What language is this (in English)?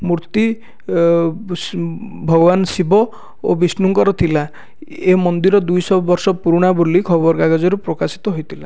Odia